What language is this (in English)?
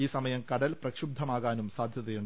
Malayalam